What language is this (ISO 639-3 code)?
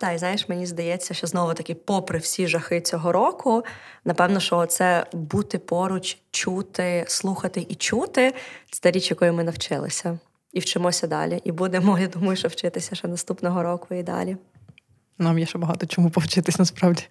ukr